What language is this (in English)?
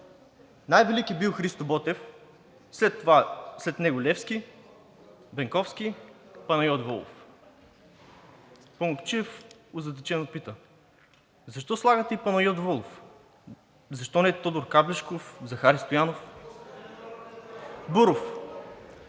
Bulgarian